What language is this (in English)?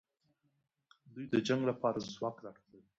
Pashto